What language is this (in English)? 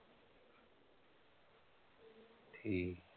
Punjabi